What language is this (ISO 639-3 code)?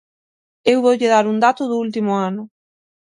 glg